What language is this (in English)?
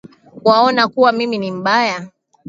Swahili